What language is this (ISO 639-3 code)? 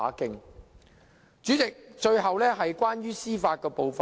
yue